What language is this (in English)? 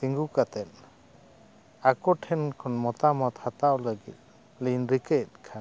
Santali